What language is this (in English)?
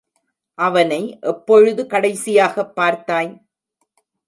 Tamil